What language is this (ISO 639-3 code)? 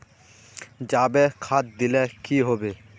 mag